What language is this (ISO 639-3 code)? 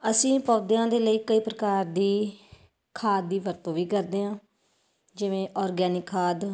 pan